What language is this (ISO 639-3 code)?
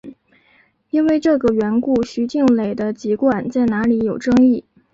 zho